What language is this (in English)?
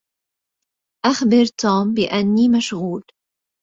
Arabic